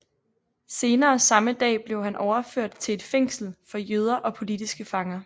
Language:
Danish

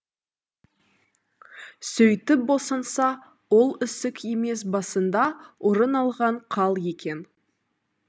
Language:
Kazakh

